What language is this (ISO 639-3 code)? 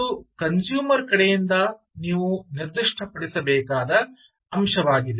kan